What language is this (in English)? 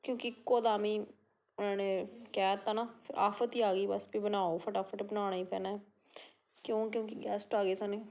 Punjabi